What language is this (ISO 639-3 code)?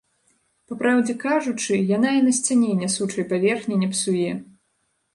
bel